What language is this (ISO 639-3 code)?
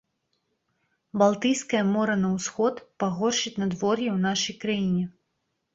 bel